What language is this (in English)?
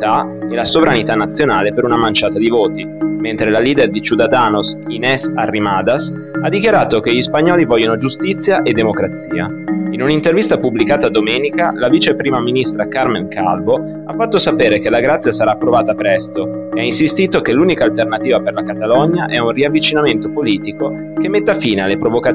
Italian